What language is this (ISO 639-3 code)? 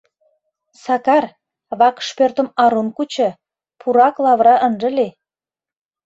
chm